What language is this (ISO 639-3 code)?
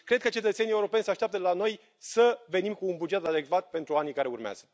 ron